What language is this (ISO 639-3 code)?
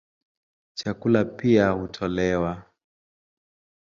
swa